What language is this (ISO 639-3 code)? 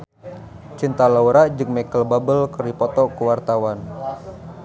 sun